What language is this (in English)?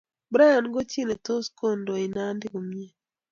Kalenjin